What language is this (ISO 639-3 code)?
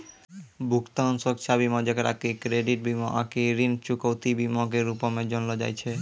mai